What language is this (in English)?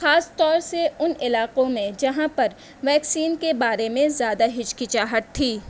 Urdu